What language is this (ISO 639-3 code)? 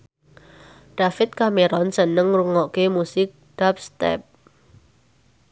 jav